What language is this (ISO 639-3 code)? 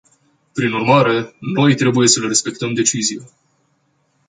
ron